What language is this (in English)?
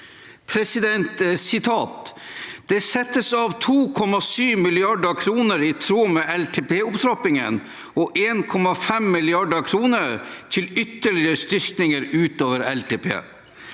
Norwegian